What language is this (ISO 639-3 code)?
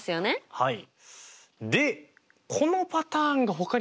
jpn